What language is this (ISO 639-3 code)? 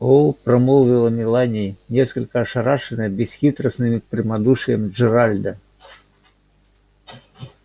rus